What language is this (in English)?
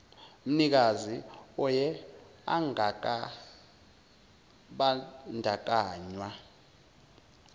Zulu